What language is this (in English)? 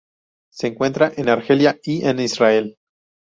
Spanish